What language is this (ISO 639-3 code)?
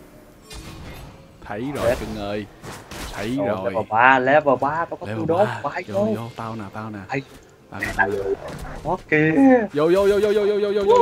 vie